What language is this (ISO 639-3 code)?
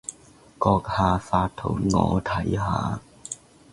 yue